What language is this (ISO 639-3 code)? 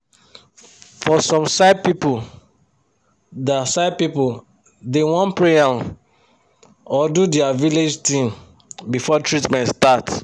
pcm